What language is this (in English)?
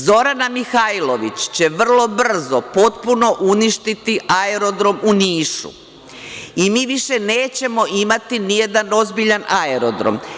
Serbian